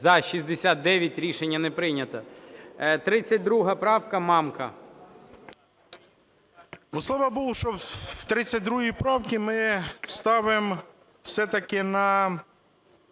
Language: Ukrainian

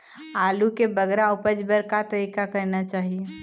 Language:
Chhattisgarhi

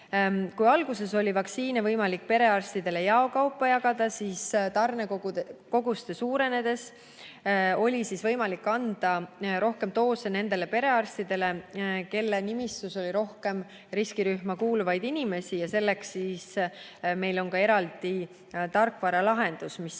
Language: Estonian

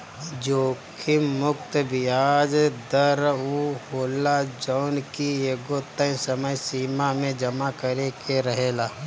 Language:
Bhojpuri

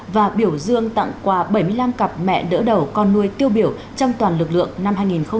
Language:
Vietnamese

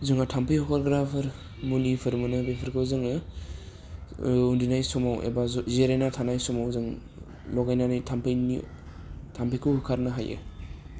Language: Bodo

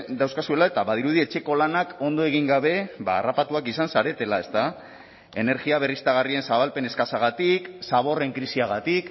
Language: Basque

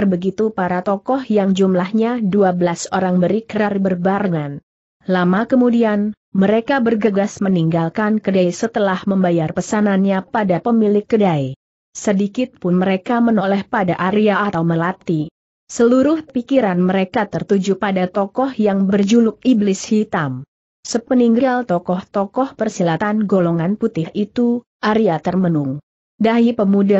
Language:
Indonesian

